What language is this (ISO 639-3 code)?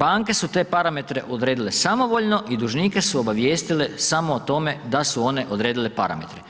hrv